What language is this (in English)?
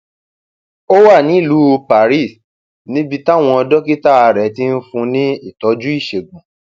Yoruba